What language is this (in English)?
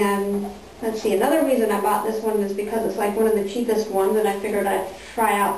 English